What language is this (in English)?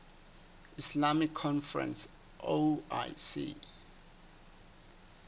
Southern Sotho